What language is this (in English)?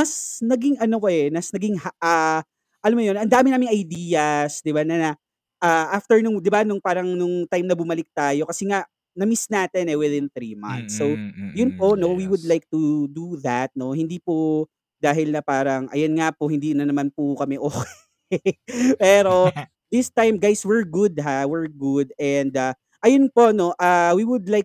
Filipino